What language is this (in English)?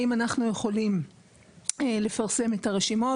Hebrew